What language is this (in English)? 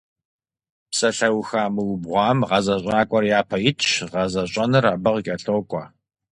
Kabardian